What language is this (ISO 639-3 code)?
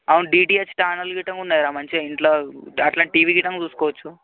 tel